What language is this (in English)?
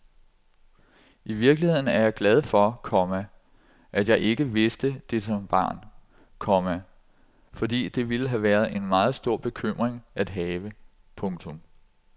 Danish